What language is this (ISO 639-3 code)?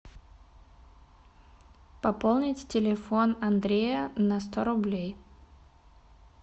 rus